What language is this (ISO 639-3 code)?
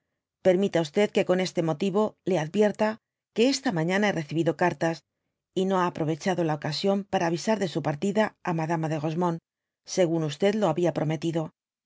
spa